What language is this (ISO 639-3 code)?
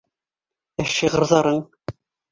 bak